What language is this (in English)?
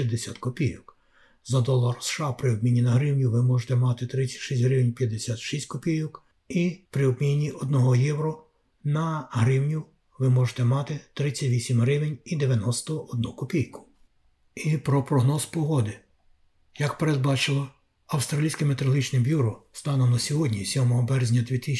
Ukrainian